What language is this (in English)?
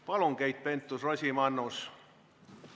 Estonian